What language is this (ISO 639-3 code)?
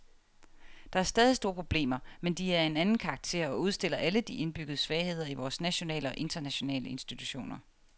dan